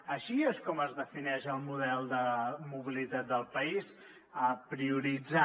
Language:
Catalan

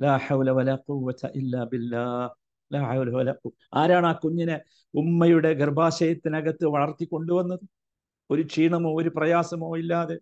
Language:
Malayalam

